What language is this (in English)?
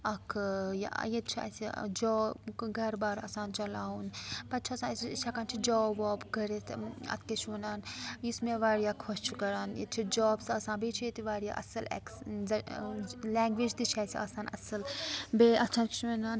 Kashmiri